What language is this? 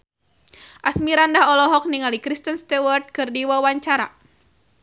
Sundanese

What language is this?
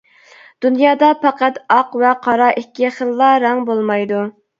Uyghur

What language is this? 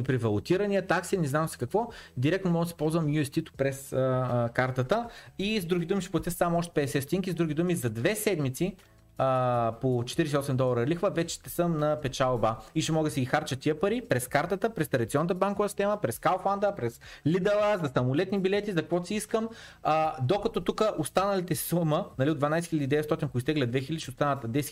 Bulgarian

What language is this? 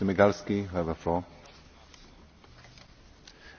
Polish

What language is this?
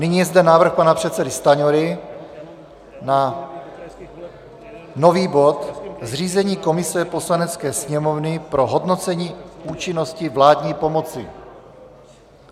Czech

